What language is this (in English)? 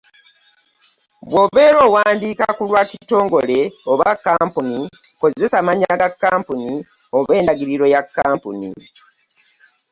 Ganda